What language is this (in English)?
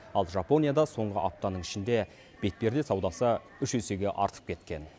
Kazakh